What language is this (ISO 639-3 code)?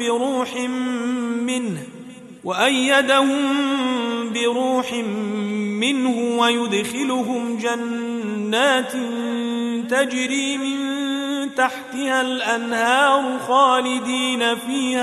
ara